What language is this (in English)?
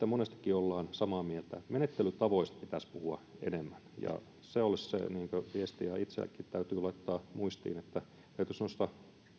Finnish